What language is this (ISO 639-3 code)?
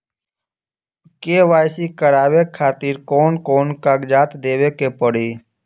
bho